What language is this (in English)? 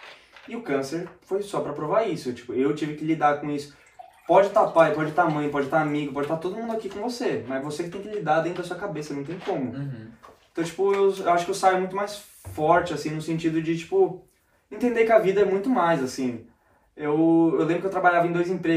Portuguese